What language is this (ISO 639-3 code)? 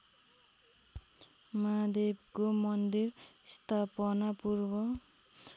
nep